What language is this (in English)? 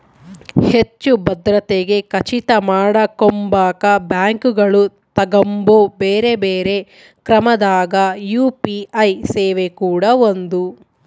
Kannada